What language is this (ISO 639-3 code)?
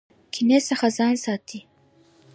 pus